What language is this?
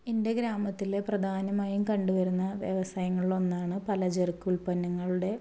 Malayalam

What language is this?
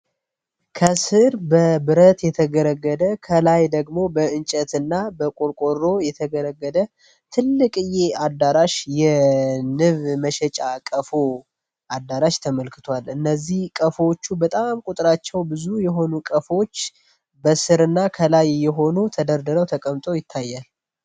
Amharic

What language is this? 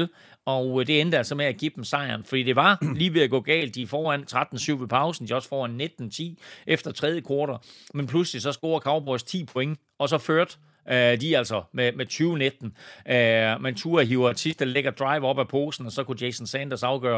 Danish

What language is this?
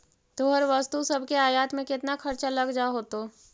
Magahi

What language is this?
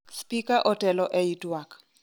Luo (Kenya and Tanzania)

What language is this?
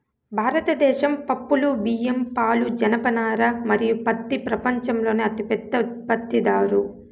Telugu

